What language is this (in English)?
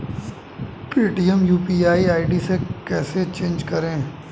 Hindi